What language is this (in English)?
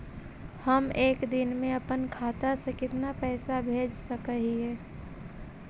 Magahi